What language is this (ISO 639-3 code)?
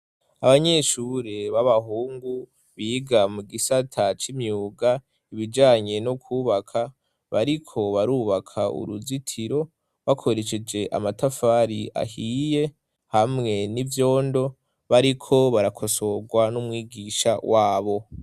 run